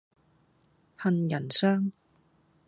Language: Cantonese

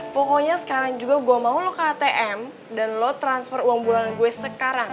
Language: Indonesian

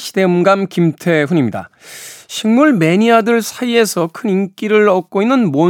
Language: Korean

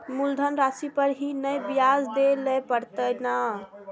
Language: Maithili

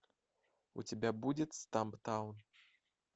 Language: Russian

